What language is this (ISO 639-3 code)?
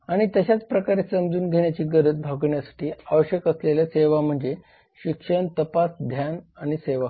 mar